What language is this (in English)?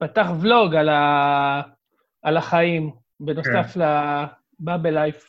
Hebrew